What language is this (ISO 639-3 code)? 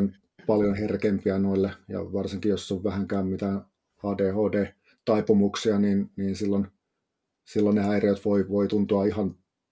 fin